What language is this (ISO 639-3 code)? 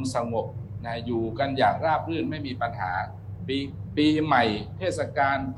tha